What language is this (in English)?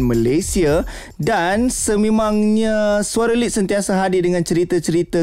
Malay